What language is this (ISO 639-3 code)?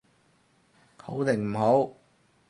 yue